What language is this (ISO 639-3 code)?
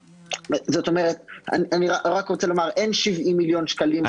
heb